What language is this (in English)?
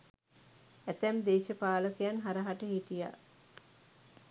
Sinhala